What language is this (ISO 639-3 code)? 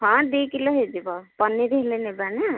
ori